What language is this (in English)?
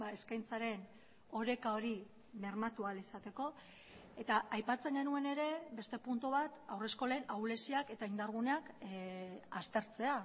Basque